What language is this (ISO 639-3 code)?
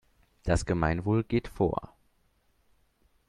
deu